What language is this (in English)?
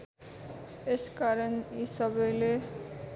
Nepali